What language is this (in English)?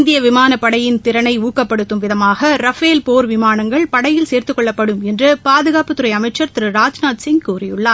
Tamil